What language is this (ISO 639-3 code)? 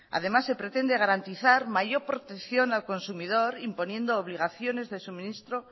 spa